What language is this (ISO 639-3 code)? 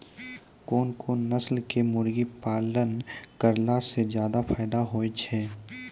mai